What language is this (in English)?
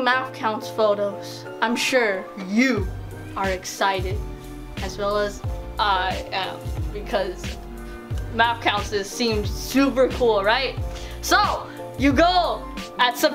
English